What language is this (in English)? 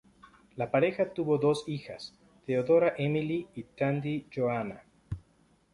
Spanish